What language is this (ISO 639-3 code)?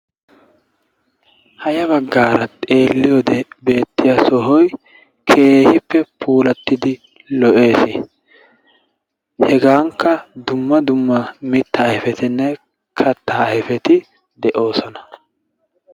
wal